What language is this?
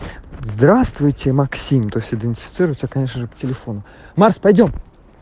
Russian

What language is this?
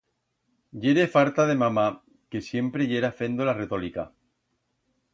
Aragonese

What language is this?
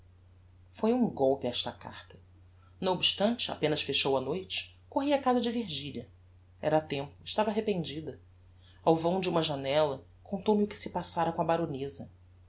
Portuguese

